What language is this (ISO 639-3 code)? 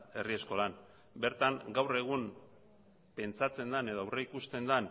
eus